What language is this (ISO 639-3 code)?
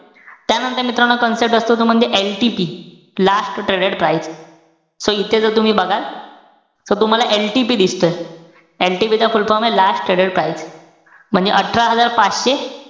mar